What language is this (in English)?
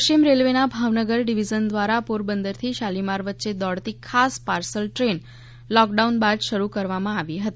Gujarati